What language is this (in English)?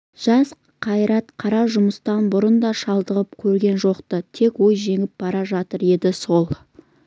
Kazakh